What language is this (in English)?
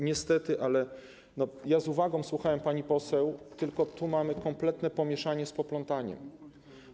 Polish